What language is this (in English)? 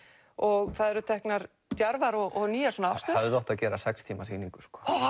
Icelandic